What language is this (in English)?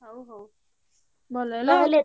Odia